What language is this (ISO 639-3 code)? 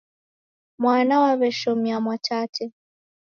dav